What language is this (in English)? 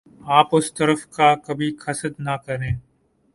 Urdu